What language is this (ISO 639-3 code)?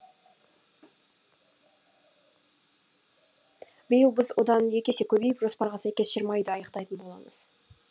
kaz